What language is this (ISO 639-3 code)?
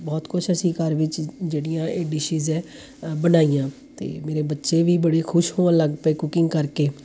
pan